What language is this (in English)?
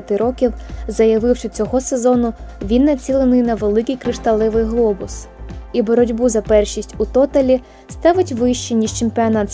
Ukrainian